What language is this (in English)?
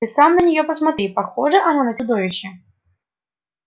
Russian